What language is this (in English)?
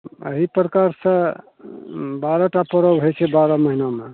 Maithili